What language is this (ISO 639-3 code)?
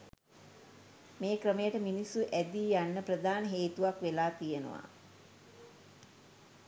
sin